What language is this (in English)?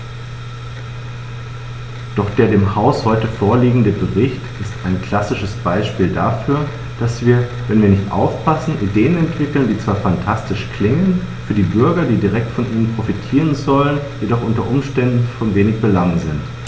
German